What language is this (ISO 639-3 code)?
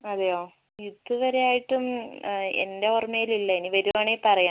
mal